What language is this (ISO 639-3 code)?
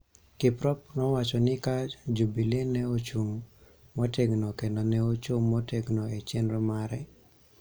luo